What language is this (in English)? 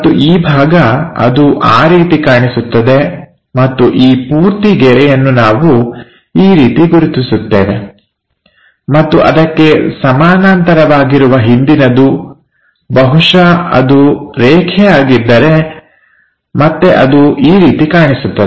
Kannada